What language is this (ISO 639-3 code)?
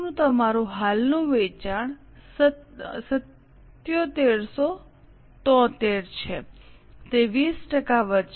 guj